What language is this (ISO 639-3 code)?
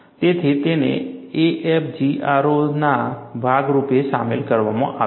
guj